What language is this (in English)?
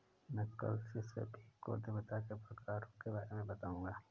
Hindi